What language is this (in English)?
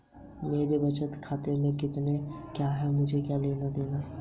Hindi